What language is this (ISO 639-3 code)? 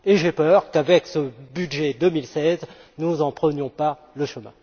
fra